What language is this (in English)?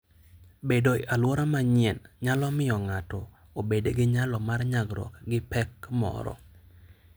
Luo (Kenya and Tanzania)